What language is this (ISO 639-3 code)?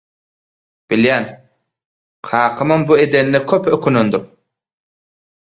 tuk